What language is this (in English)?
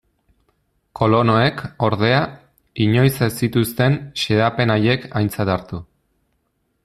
Basque